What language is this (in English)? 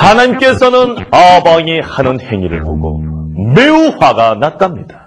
Korean